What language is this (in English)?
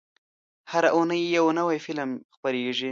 Pashto